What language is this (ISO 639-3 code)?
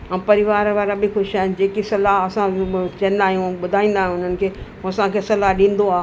snd